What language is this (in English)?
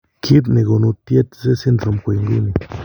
Kalenjin